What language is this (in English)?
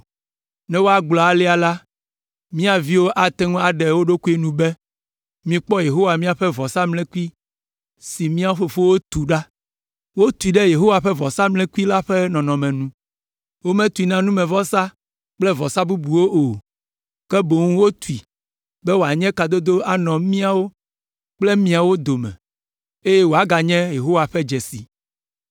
Ewe